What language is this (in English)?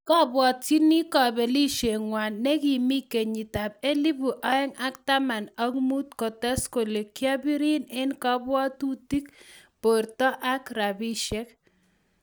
Kalenjin